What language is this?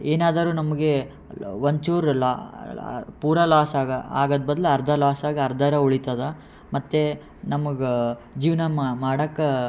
Kannada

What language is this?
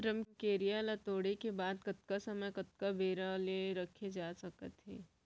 Chhattisgarhi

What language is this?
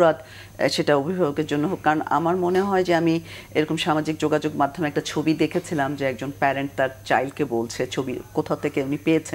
Bangla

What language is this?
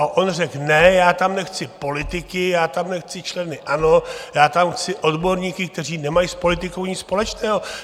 Czech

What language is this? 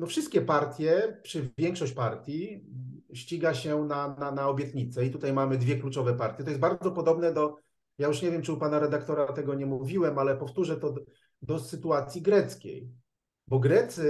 Polish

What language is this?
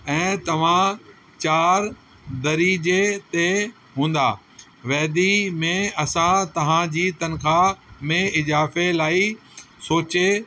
Sindhi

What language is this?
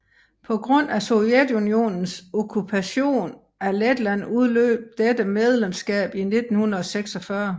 Danish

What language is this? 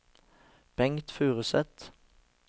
Norwegian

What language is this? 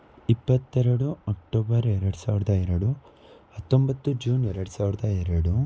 Kannada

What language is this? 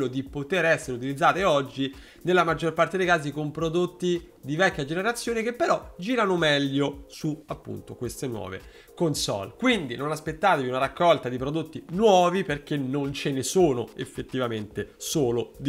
Italian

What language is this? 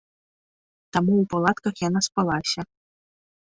Belarusian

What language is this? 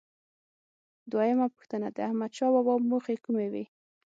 Pashto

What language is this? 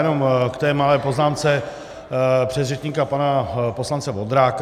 Czech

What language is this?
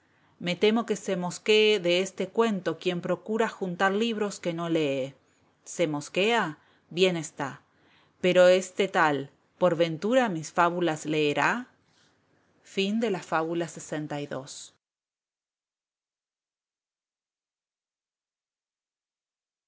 Spanish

